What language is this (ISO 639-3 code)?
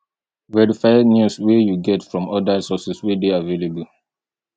pcm